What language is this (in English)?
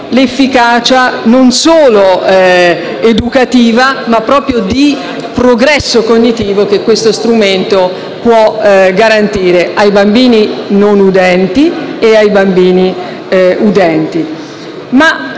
Italian